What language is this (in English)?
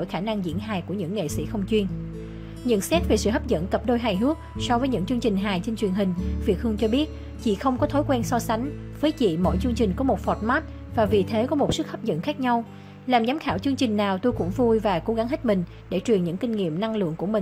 Vietnamese